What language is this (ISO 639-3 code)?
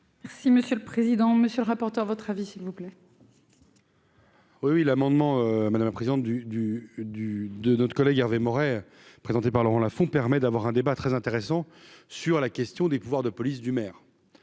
fra